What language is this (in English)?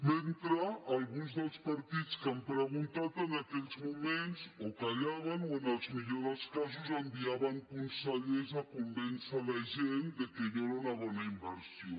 Catalan